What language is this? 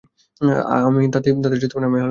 Bangla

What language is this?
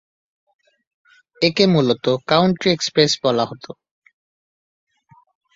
Bangla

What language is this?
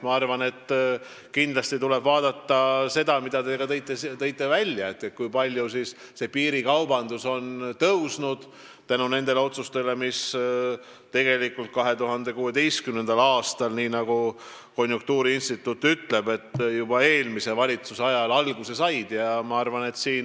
Estonian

